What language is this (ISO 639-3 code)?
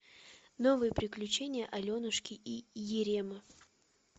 rus